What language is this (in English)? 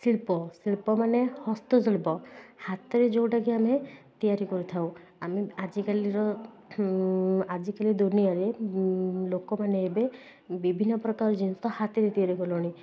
Odia